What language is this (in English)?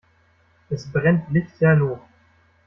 German